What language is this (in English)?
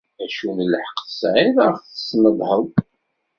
Kabyle